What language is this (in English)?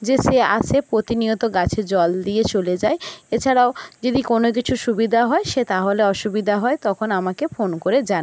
Bangla